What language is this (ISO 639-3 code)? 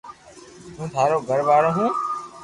lrk